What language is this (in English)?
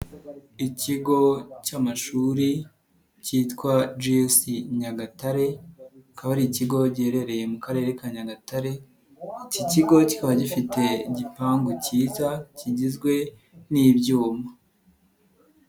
Kinyarwanda